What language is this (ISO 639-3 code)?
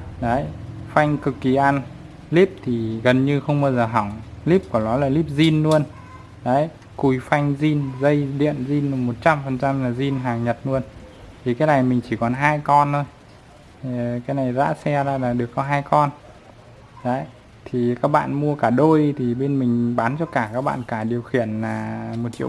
vie